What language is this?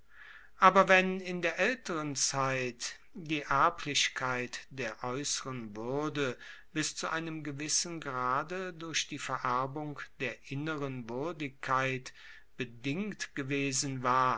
German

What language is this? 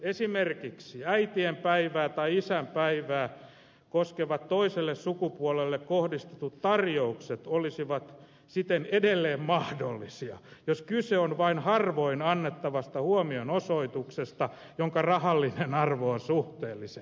Finnish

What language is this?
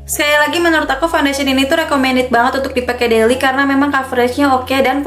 Indonesian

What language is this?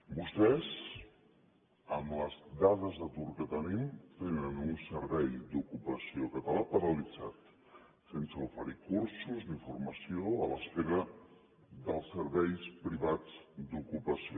Catalan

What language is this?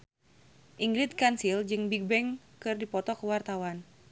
Sundanese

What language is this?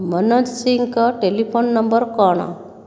Odia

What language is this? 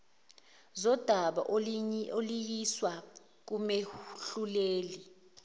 Zulu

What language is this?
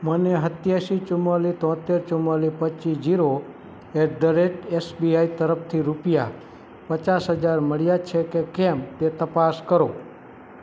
Gujarati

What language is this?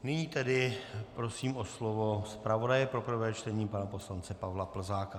Czech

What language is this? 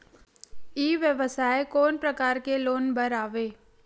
Chhattisgarhi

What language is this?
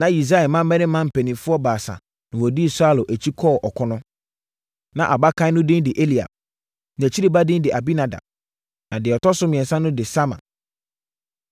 Akan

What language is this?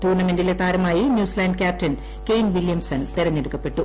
Malayalam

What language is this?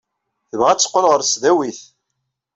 Kabyle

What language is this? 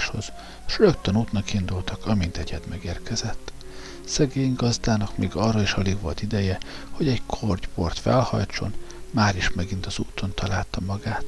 Hungarian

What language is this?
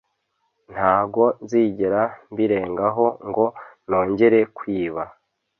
Kinyarwanda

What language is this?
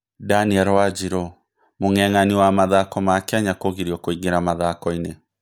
Kikuyu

